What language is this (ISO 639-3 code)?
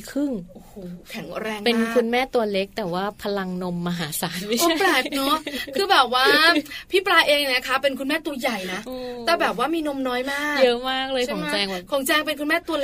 tha